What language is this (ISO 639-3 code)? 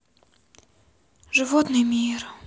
rus